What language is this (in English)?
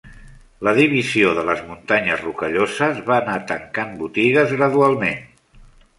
Catalan